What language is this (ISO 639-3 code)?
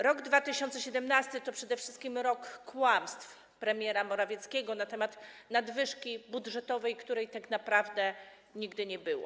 pol